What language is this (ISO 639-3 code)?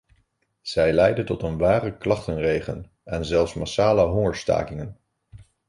nld